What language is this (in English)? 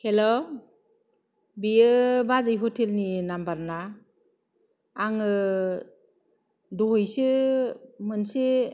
Bodo